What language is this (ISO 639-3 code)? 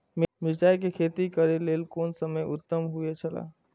mai